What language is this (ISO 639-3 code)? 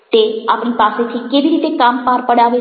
guj